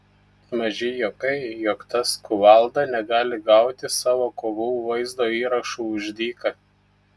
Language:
Lithuanian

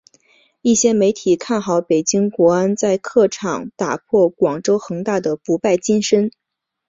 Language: Chinese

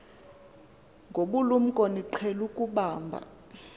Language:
Xhosa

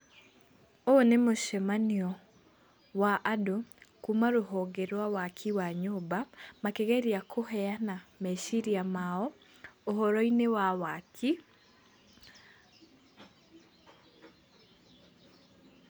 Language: Kikuyu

